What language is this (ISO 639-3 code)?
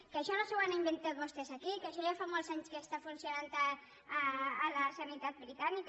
cat